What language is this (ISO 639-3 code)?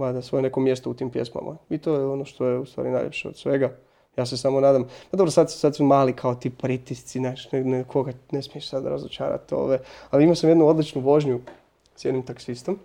hrv